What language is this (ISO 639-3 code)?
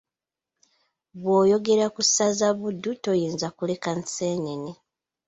lug